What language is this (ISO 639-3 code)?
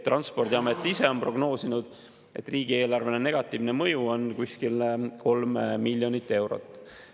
est